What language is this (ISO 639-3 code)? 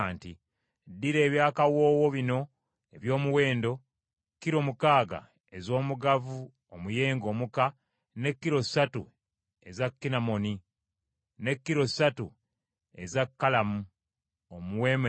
lug